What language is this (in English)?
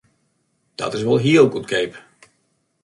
Western Frisian